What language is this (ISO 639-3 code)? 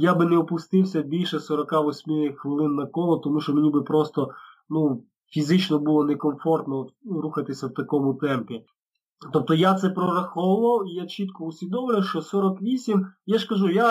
ukr